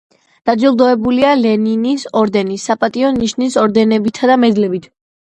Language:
Georgian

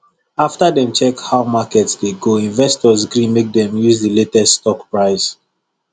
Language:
Nigerian Pidgin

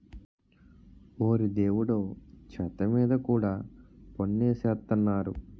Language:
Telugu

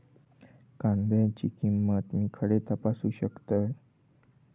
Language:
Marathi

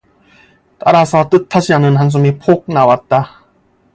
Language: Korean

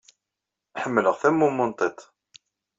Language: Kabyle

